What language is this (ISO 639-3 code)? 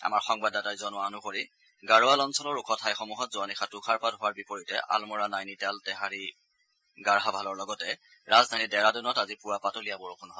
asm